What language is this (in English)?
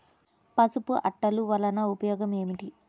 Telugu